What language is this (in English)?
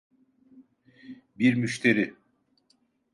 Turkish